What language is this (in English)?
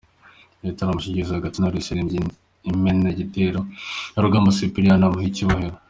Kinyarwanda